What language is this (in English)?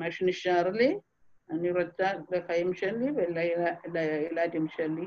Hebrew